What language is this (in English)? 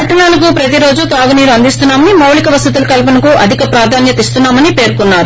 Telugu